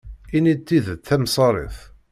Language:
Kabyle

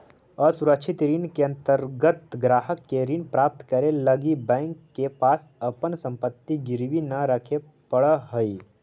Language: Magahi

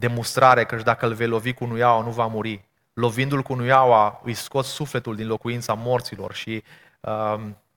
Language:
Romanian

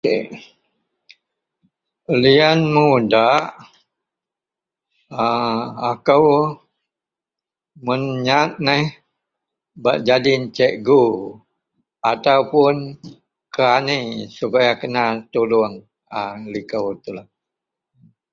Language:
Central Melanau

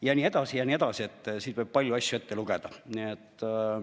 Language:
Estonian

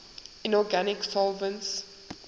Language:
English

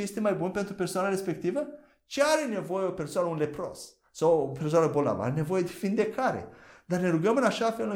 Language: Romanian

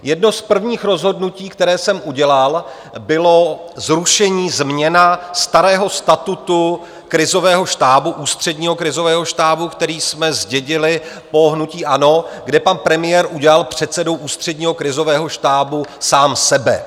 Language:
Czech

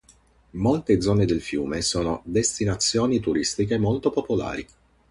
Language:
Italian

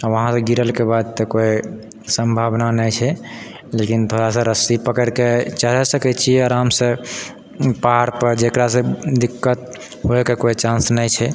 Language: Maithili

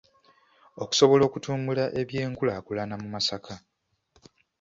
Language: Ganda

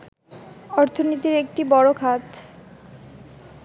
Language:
Bangla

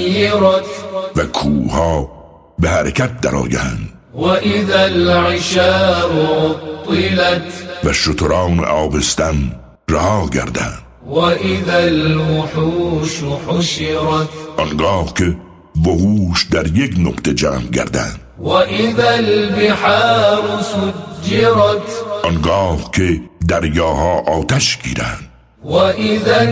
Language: Persian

